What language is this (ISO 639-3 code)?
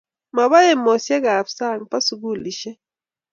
kln